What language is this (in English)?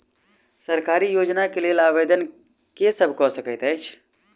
Maithili